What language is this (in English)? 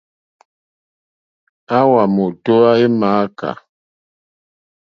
Mokpwe